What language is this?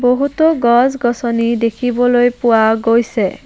Assamese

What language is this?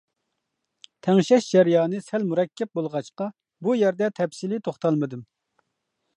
Uyghur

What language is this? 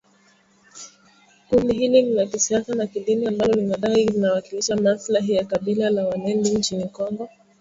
Swahili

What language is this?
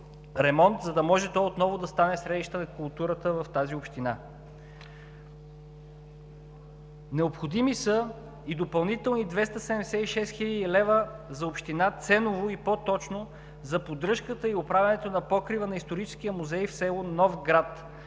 Bulgarian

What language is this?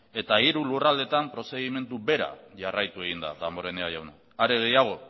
Basque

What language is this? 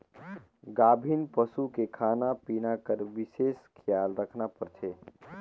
Chhattisgarhi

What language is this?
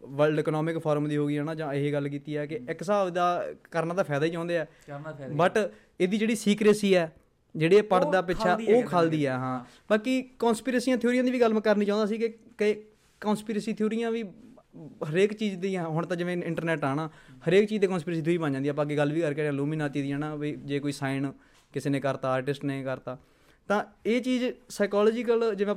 Punjabi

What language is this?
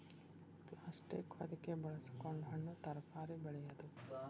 Kannada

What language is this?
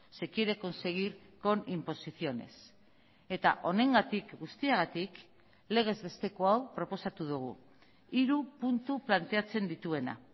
Basque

